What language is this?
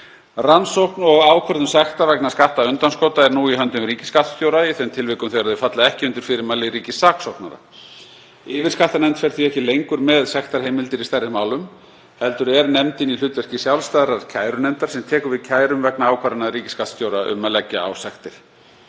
Icelandic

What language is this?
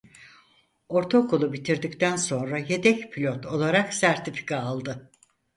Turkish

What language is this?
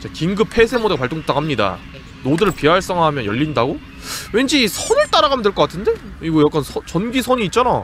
Korean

